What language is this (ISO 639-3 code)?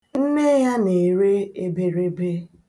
ibo